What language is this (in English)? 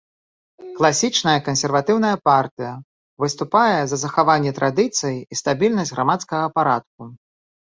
Belarusian